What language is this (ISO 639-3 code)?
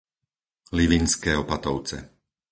slk